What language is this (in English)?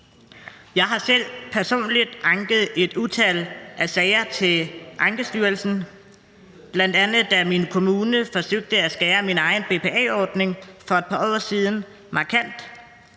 Danish